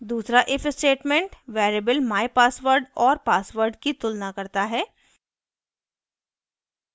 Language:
Hindi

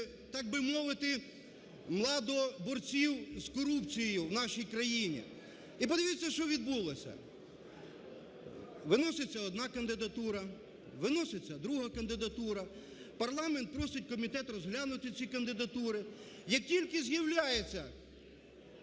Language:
Ukrainian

